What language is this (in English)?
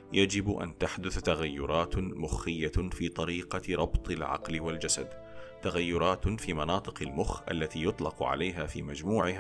Arabic